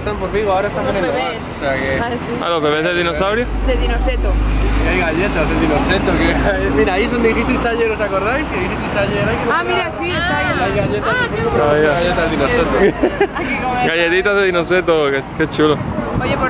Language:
Spanish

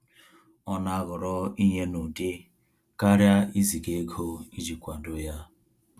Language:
Igbo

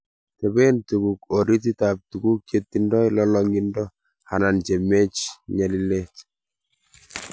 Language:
Kalenjin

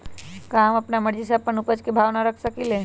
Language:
Magahi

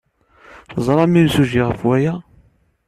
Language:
Kabyle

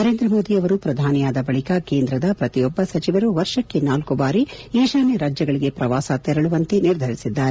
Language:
Kannada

